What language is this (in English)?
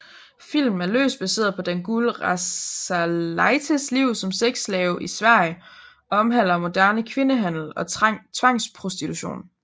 Danish